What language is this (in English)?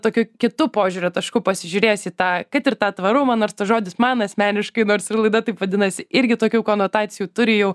Lithuanian